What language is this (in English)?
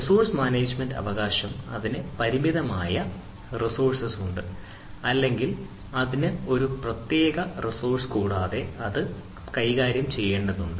Malayalam